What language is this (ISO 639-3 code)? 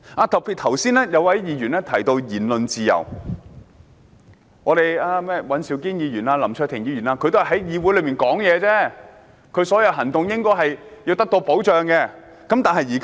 yue